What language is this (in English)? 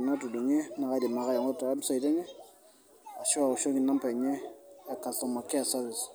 Masai